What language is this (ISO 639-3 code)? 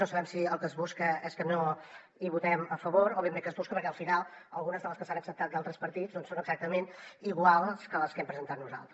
cat